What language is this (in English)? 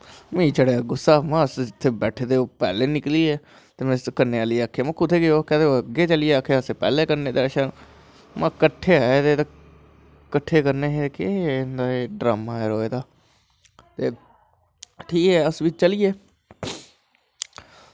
Dogri